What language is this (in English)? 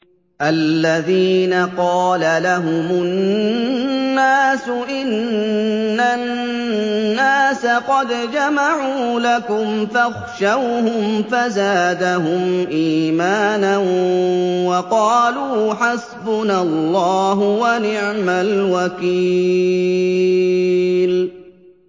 Arabic